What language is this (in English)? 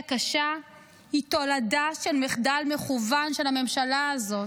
Hebrew